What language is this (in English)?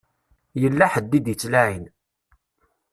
Kabyle